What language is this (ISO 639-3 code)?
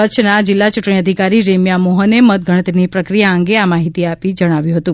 guj